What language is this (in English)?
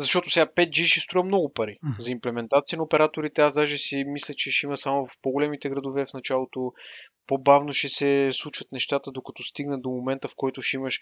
Bulgarian